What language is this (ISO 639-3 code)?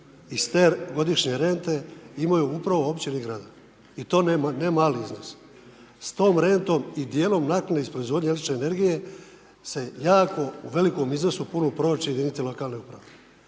hrv